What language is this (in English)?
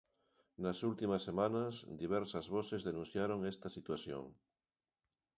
Galician